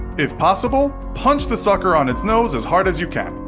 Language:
English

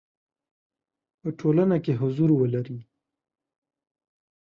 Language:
Pashto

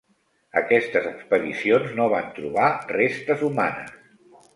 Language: Catalan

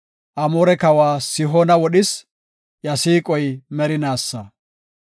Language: Gofa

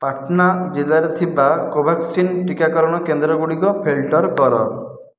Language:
Odia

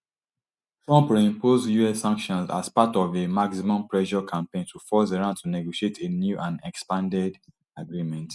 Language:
Nigerian Pidgin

